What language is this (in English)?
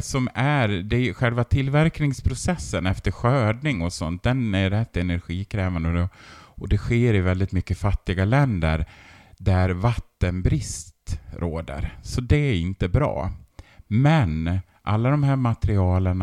Swedish